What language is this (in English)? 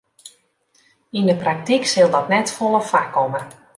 Western Frisian